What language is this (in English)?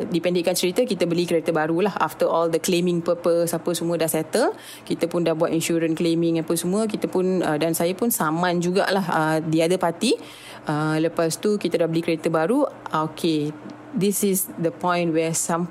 Malay